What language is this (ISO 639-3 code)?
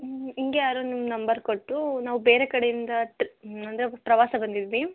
kan